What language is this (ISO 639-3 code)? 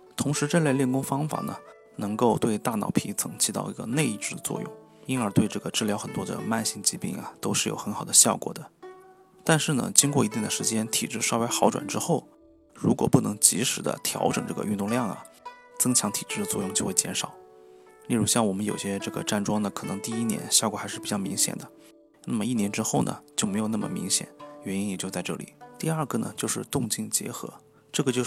zho